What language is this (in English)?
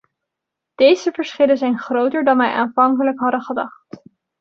Dutch